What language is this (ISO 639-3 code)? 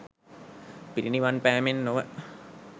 sin